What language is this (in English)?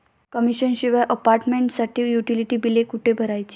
Marathi